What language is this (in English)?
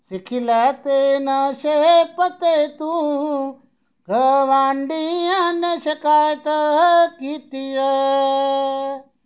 Dogri